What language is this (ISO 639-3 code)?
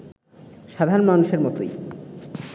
ben